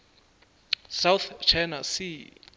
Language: Northern Sotho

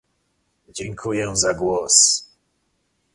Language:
Polish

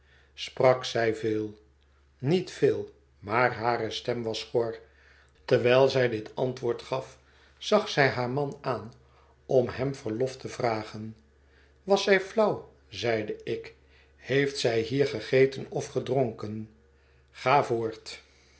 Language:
Dutch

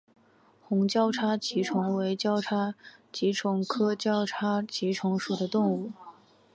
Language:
Chinese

